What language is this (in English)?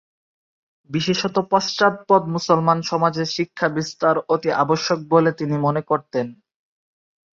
Bangla